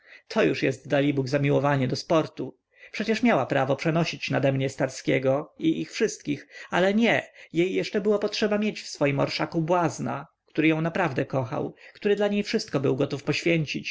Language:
Polish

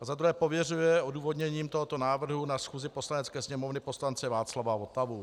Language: Czech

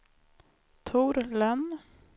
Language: Swedish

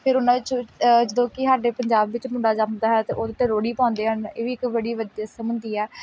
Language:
Punjabi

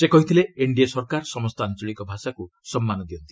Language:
Odia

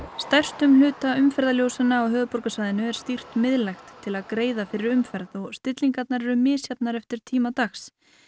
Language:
Icelandic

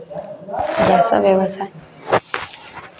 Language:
Maithili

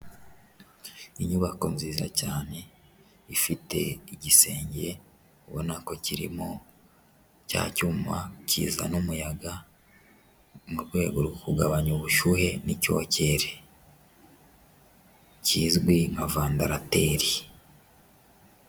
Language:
Kinyarwanda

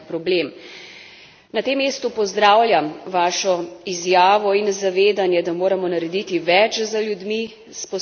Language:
Slovenian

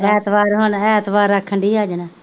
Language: Punjabi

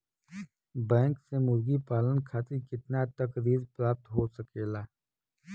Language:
Bhojpuri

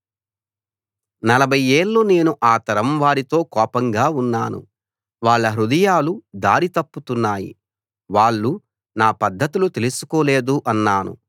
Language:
Telugu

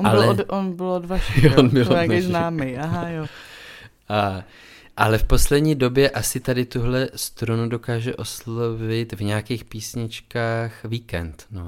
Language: Czech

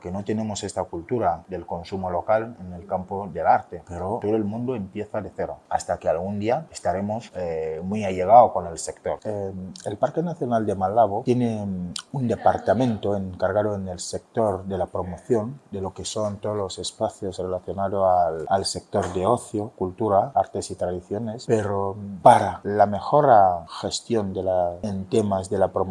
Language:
Spanish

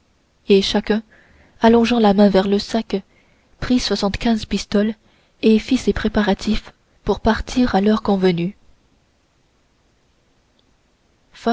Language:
French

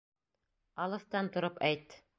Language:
Bashkir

